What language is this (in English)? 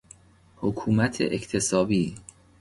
Persian